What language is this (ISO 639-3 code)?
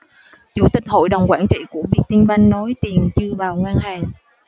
vie